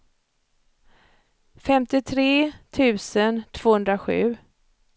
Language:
Swedish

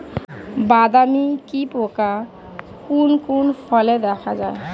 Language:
Bangla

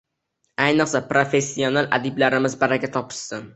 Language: Uzbek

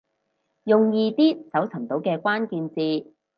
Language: Cantonese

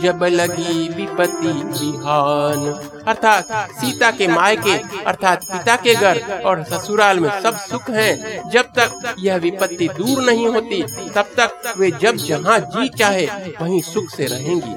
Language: Hindi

